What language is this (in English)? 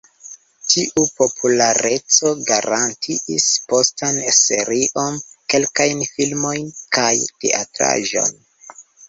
Esperanto